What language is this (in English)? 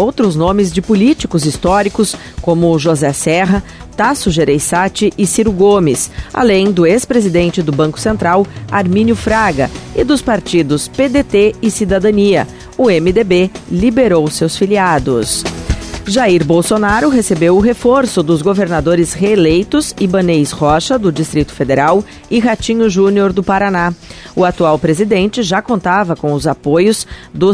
Portuguese